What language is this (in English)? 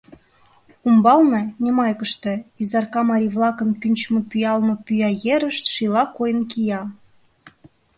Mari